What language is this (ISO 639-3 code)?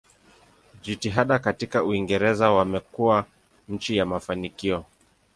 swa